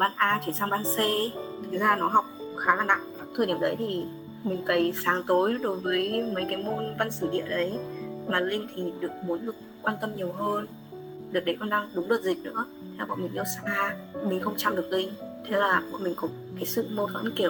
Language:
Vietnamese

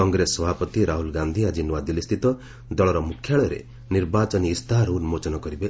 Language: Odia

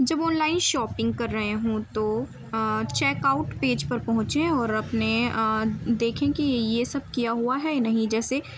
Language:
Urdu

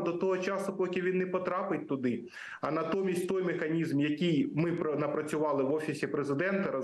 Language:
Ukrainian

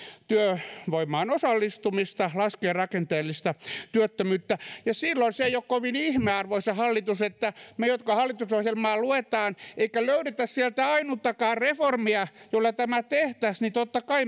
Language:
Finnish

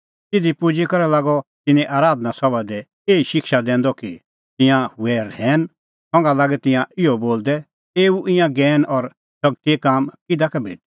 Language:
Kullu Pahari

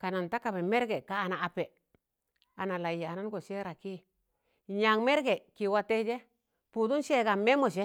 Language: Tangale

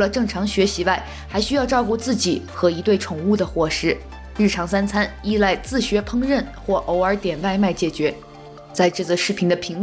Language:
Chinese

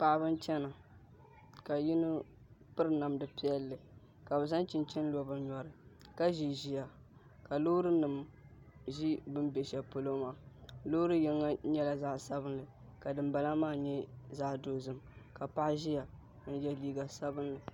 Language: Dagbani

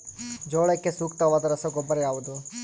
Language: Kannada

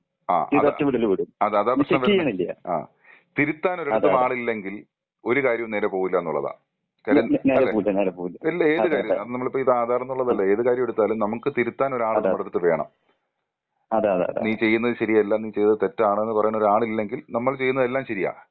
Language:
Malayalam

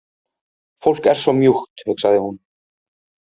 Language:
Icelandic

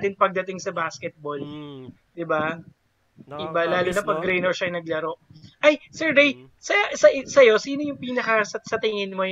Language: Filipino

